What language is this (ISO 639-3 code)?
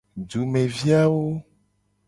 gej